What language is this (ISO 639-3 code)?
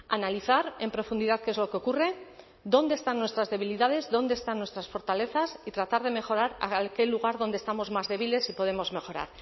spa